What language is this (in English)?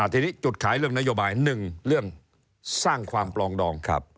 Thai